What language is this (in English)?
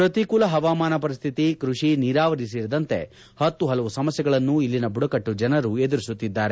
Kannada